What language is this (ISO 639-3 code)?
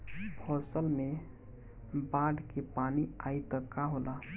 bho